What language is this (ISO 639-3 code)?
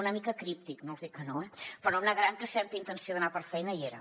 cat